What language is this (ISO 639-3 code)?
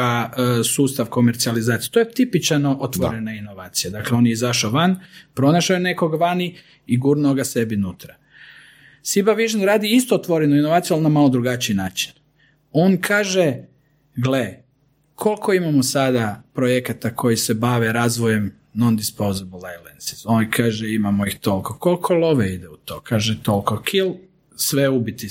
hrv